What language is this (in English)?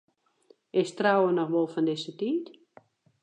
Western Frisian